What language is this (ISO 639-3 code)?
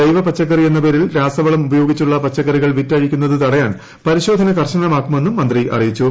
mal